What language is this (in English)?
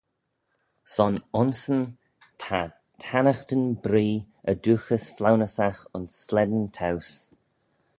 Manx